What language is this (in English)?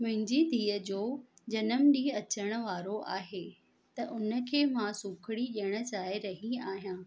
Sindhi